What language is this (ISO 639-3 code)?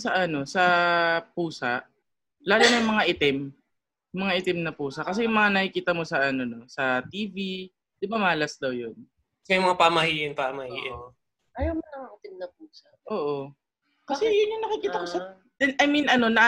fil